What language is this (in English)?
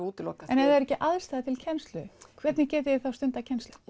Icelandic